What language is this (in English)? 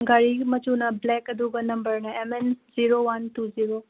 Manipuri